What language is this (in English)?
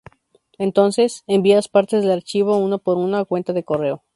Spanish